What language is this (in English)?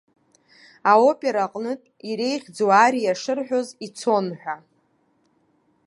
Abkhazian